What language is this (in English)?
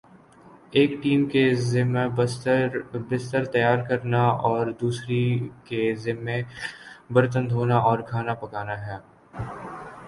Urdu